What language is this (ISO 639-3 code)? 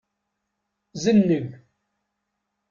kab